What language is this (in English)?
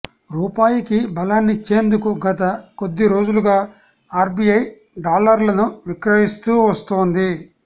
Telugu